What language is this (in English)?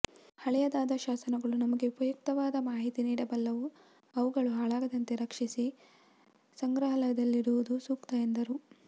Kannada